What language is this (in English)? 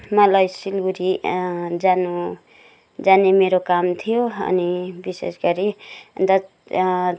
Nepali